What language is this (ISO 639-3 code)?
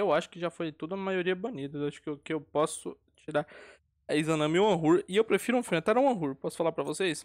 por